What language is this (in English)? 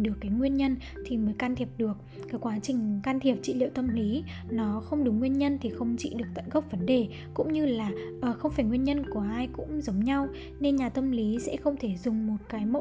Vietnamese